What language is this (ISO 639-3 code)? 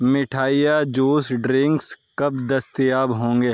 urd